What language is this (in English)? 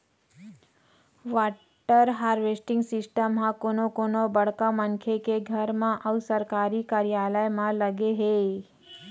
Chhattisgarhi